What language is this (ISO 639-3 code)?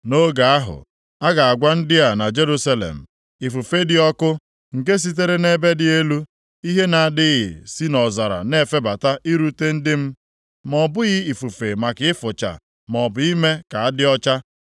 ibo